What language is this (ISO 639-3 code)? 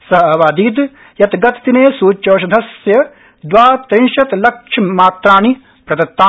san